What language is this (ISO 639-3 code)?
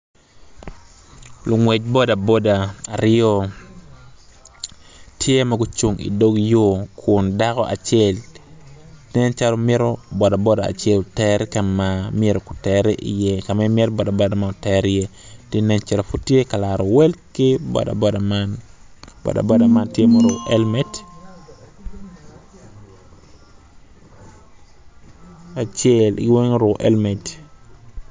ach